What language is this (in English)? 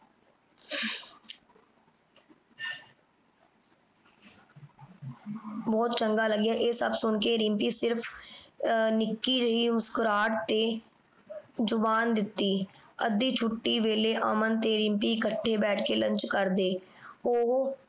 Punjabi